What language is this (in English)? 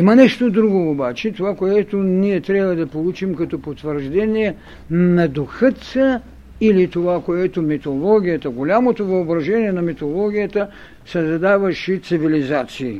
Bulgarian